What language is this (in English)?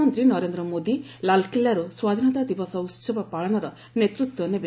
Odia